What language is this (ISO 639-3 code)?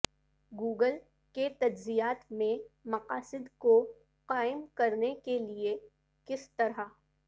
urd